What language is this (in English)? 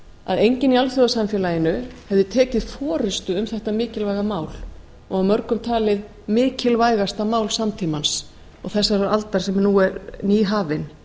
Icelandic